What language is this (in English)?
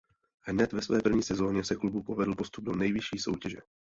Czech